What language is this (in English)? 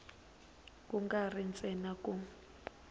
Tsonga